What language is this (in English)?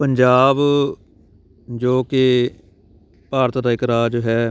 Punjabi